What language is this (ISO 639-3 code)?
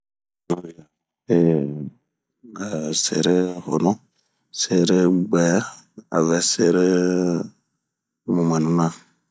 bmq